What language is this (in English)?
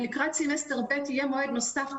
Hebrew